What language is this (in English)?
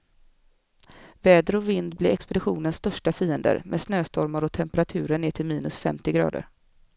Swedish